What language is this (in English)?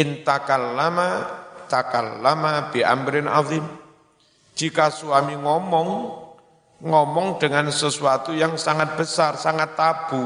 Indonesian